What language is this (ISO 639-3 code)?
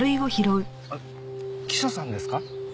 jpn